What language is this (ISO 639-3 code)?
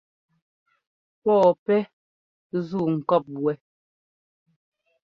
jgo